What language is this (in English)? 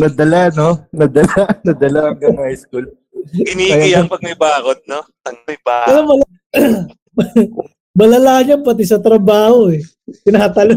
Filipino